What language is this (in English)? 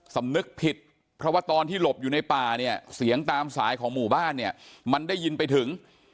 Thai